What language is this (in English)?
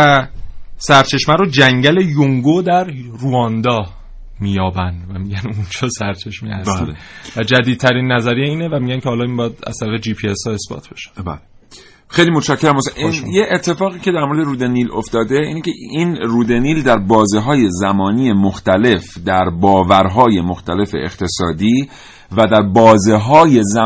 Persian